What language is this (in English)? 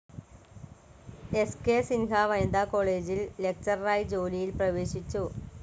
Malayalam